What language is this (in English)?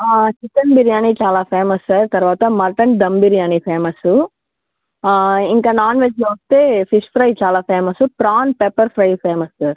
Telugu